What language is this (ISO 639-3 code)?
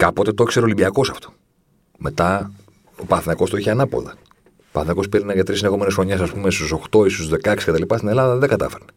ell